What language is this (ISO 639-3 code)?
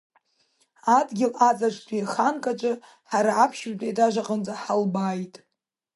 abk